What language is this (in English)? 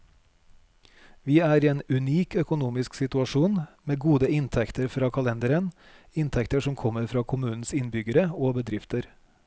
Norwegian